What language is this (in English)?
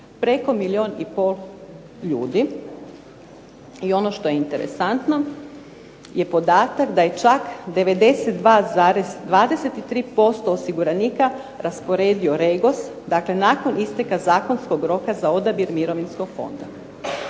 Croatian